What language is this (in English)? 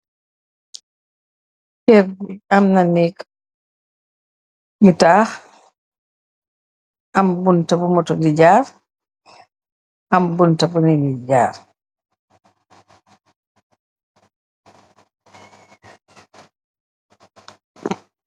Wolof